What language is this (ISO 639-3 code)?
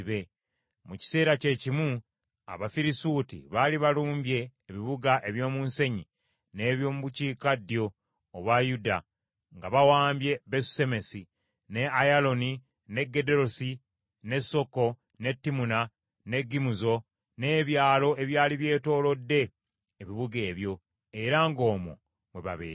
lug